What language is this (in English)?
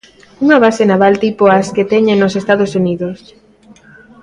Galician